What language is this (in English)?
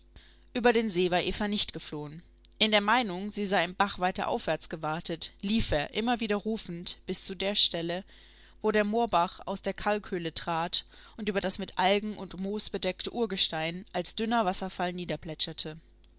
German